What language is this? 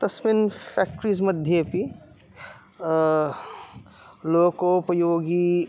Sanskrit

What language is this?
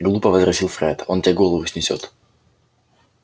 Russian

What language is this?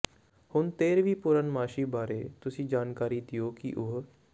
Punjabi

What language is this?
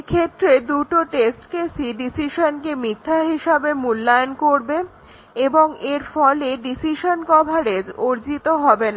Bangla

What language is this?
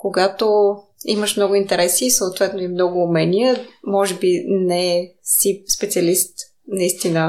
Bulgarian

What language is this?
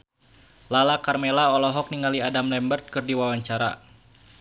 Sundanese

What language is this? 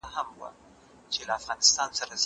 Pashto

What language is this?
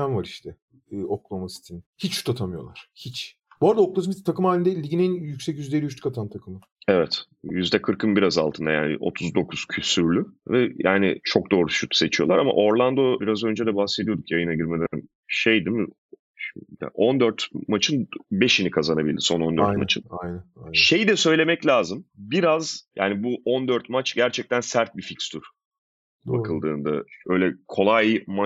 Turkish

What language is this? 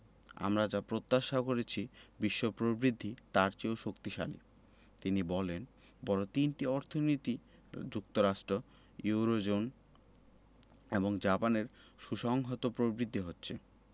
Bangla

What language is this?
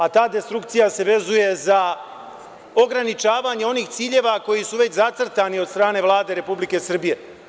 Serbian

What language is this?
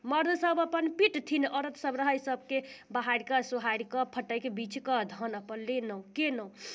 Maithili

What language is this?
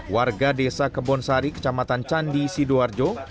Indonesian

